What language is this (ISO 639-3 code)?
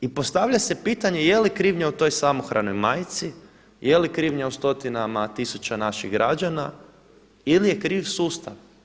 hrv